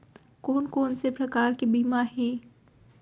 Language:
Chhattisgarhi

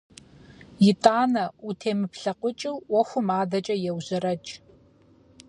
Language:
Kabardian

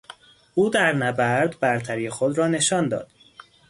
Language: Persian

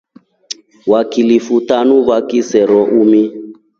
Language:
Rombo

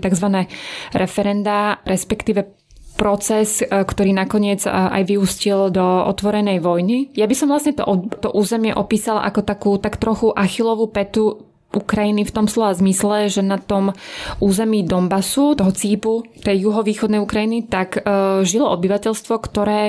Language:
Slovak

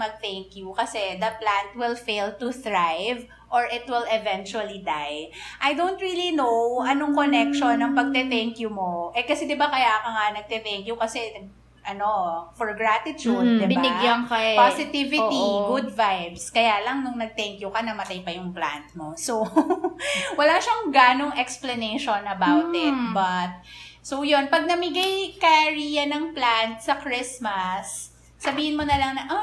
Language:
Filipino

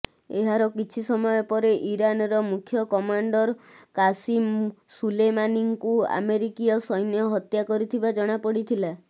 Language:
Odia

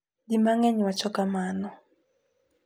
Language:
Luo (Kenya and Tanzania)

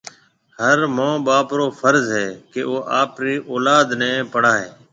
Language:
Marwari (Pakistan)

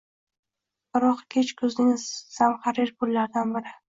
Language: Uzbek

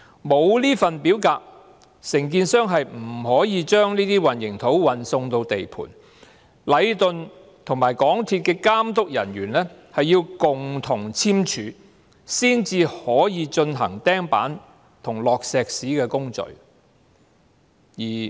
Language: Cantonese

